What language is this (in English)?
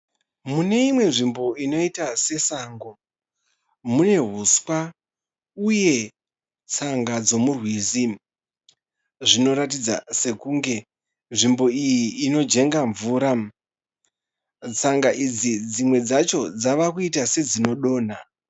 Shona